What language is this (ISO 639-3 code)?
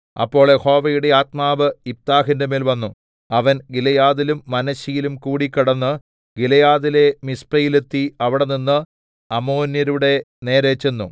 mal